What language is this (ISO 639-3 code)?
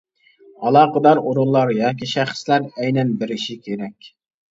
uig